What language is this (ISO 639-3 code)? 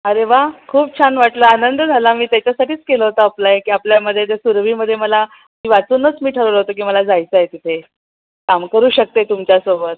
mar